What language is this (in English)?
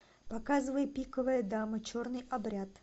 Russian